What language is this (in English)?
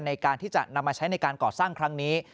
Thai